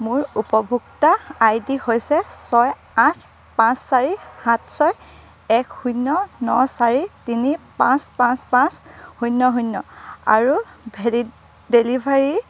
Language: Assamese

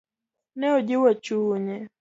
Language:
Luo (Kenya and Tanzania)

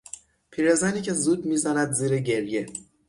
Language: Persian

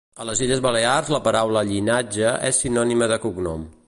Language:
Catalan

